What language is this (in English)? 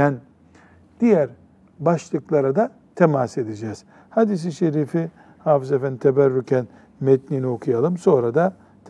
Turkish